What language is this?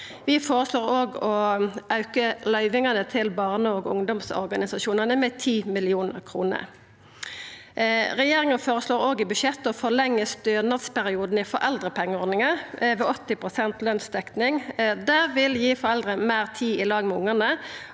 Norwegian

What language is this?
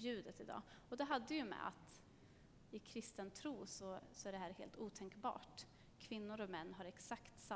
Swedish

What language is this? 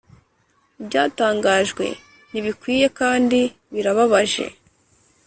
Kinyarwanda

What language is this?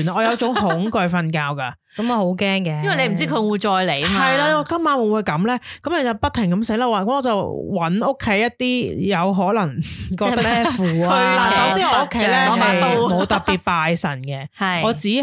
Chinese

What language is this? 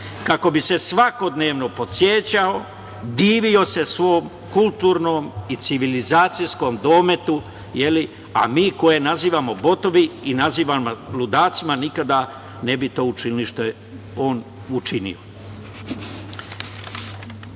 Serbian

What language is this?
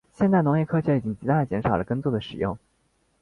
Chinese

